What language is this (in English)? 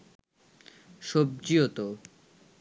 Bangla